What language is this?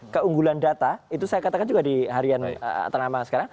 Indonesian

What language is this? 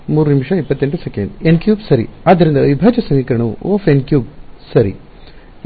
Kannada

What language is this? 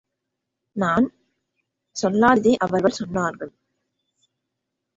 Tamil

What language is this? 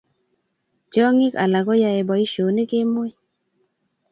Kalenjin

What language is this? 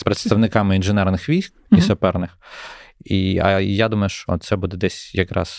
Ukrainian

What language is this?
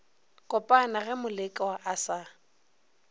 Northern Sotho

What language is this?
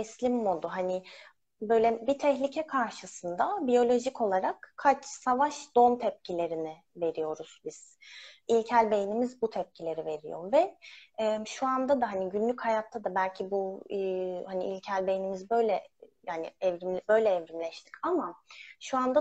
Turkish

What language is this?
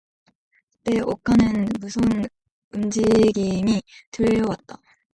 Korean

